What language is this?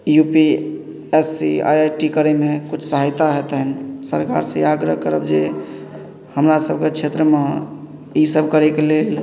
Maithili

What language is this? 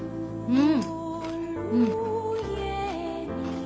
Japanese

